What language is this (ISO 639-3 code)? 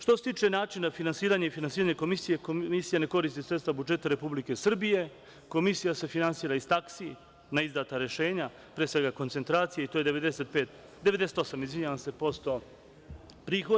srp